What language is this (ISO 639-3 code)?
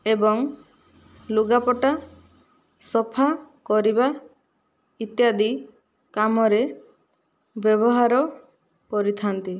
ori